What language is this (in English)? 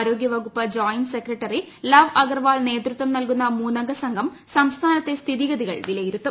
Malayalam